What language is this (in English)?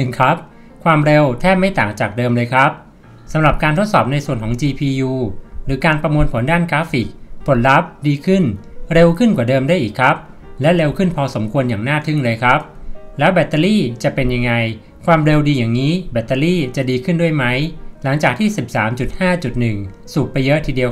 Thai